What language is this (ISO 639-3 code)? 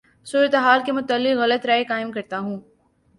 urd